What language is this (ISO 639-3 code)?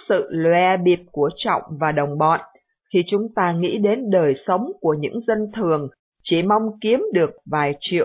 vie